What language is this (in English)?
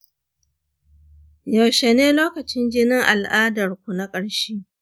Hausa